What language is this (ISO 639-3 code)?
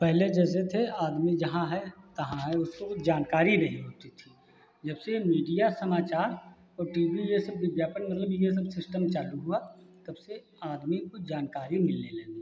hin